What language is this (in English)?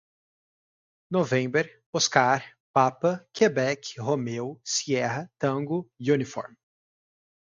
Portuguese